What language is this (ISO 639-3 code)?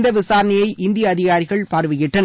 tam